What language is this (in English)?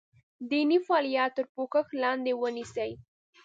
Pashto